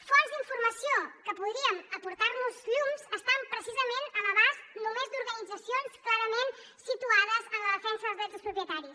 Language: Catalan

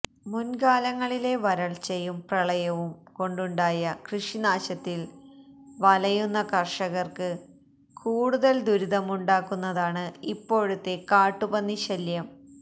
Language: Malayalam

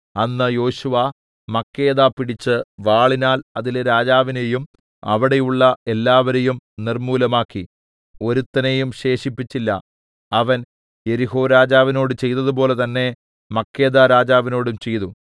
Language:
Malayalam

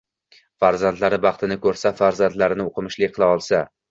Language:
Uzbek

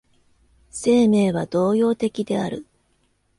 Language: Japanese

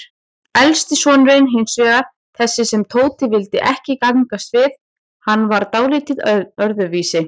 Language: Icelandic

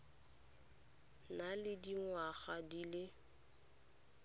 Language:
Tswana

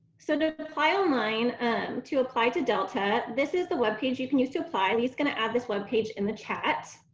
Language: English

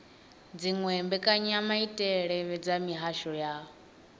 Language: Venda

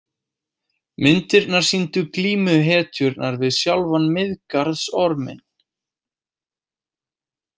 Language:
Icelandic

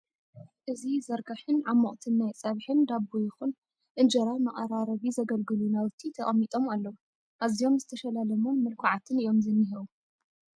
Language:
Tigrinya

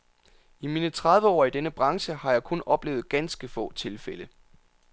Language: Danish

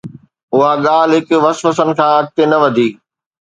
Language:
Sindhi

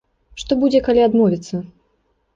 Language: Belarusian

